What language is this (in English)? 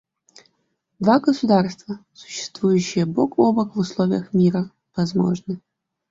Russian